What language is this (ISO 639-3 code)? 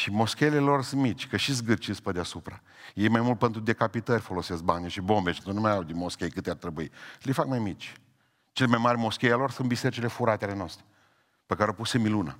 ron